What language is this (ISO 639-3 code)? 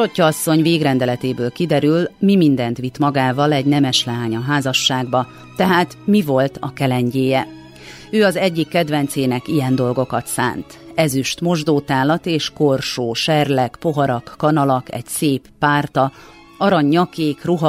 hun